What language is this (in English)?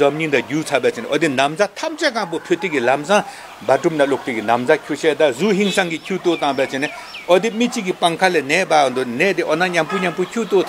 Korean